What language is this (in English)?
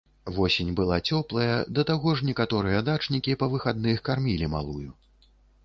Belarusian